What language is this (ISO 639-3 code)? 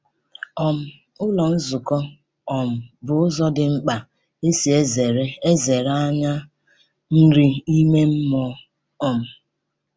ibo